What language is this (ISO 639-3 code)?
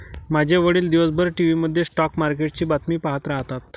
mar